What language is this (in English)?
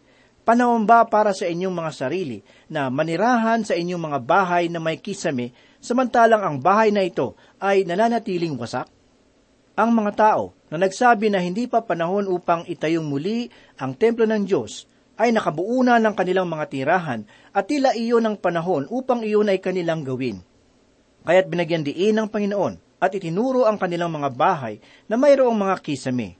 Filipino